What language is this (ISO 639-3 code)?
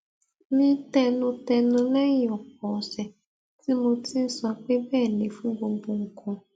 yor